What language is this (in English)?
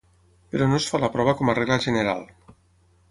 Catalan